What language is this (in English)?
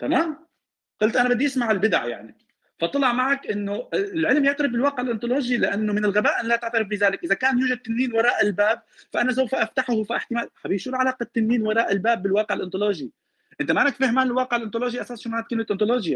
Arabic